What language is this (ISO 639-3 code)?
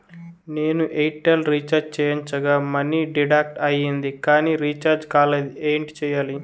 tel